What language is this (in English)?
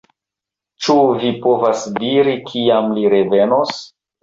Esperanto